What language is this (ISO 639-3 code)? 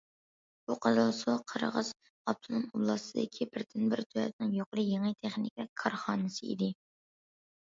uig